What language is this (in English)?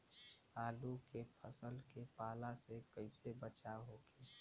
Bhojpuri